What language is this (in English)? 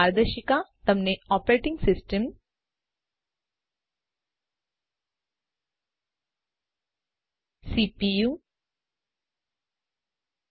Gujarati